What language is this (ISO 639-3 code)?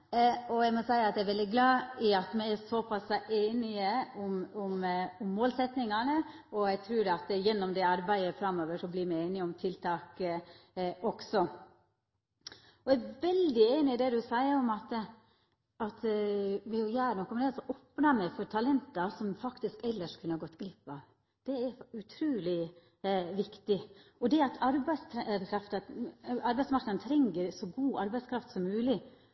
nor